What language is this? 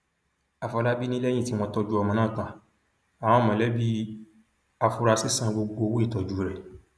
Yoruba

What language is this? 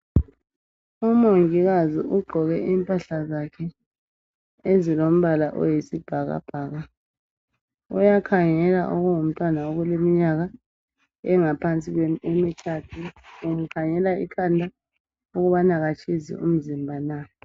North Ndebele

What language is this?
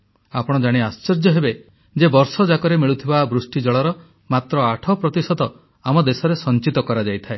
Odia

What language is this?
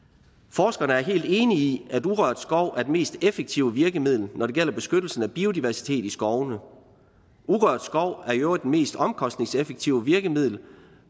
Danish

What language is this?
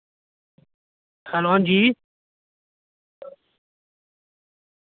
Dogri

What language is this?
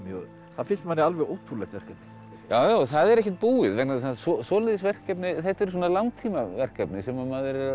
Icelandic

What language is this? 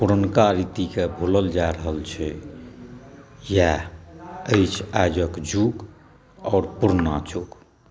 Maithili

